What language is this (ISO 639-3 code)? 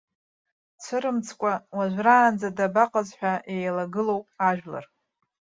abk